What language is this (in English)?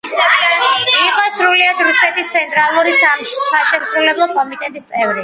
Georgian